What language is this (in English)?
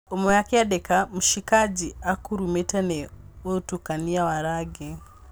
Kikuyu